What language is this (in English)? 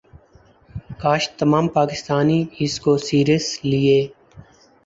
Urdu